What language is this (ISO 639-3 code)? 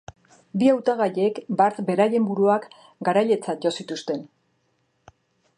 eus